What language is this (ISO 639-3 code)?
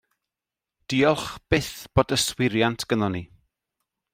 cym